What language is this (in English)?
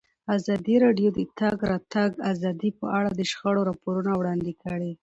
Pashto